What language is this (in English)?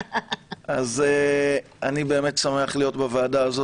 Hebrew